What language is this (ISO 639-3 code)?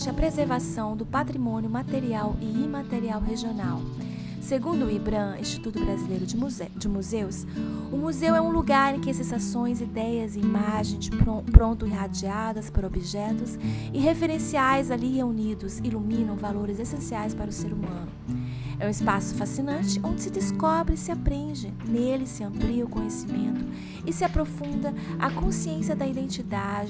por